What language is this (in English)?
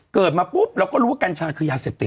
Thai